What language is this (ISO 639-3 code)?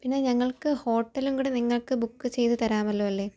mal